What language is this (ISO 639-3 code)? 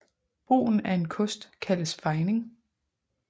dan